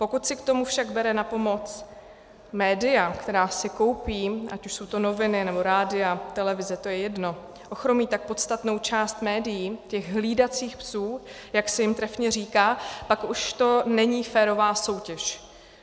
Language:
Czech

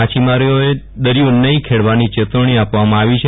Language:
Gujarati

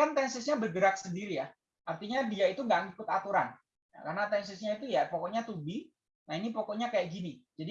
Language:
Indonesian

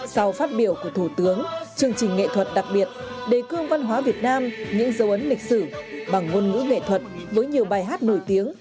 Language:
Vietnamese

